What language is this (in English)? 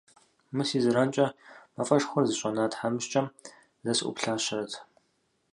Kabardian